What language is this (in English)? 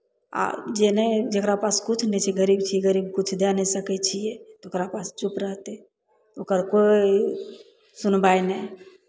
Maithili